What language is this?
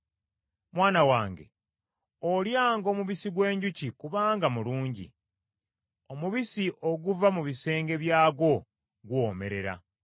Ganda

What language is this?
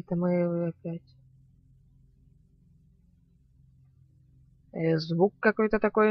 Russian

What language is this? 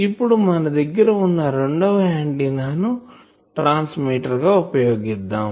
Telugu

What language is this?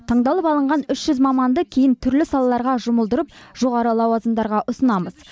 Kazakh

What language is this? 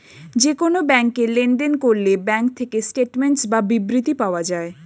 Bangla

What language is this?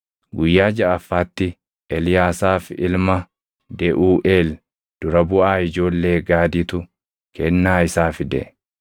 Oromo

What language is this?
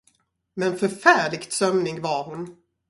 Swedish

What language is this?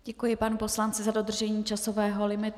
Czech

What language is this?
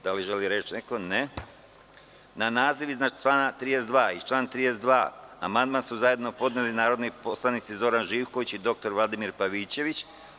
Serbian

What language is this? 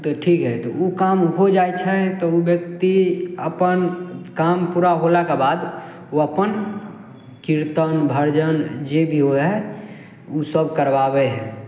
Maithili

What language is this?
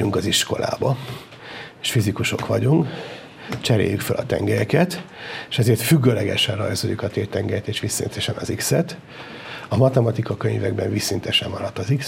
Hungarian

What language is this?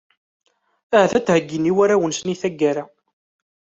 Kabyle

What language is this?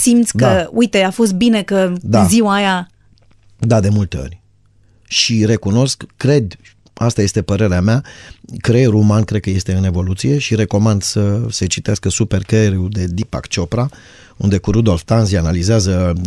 Romanian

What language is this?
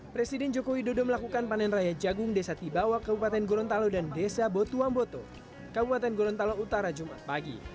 Indonesian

